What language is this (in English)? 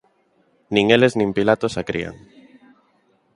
Galician